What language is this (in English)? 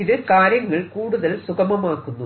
Malayalam